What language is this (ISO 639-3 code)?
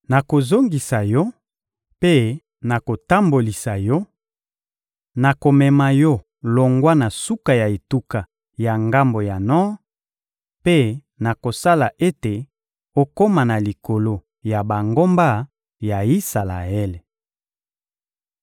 lin